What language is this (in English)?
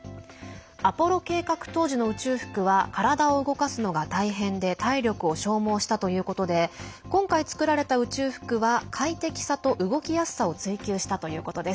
Japanese